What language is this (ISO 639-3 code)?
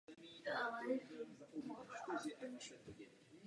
ces